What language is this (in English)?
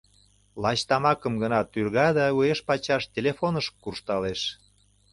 Mari